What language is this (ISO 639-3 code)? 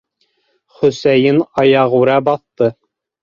bak